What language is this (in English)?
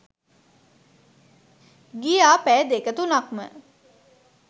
Sinhala